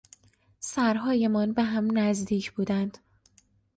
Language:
Persian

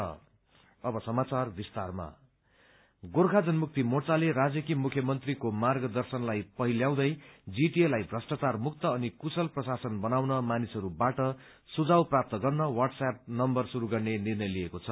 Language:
Nepali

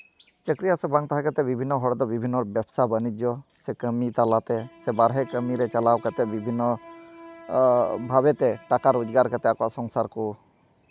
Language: Santali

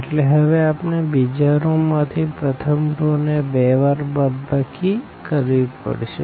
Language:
Gujarati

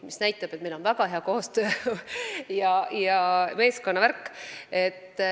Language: Estonian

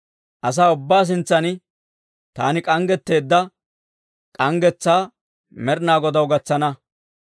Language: Dawro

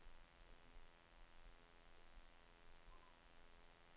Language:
Danish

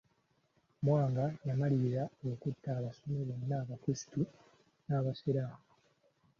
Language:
Ganda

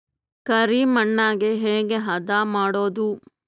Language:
Kannada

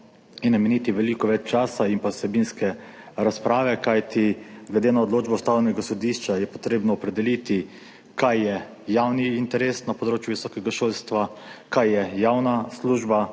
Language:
Slovenian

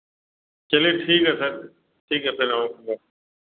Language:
Hindi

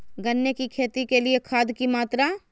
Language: Magahi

